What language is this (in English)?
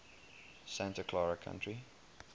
English